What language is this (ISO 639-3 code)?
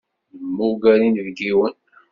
kab